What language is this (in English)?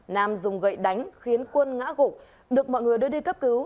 Vietnamese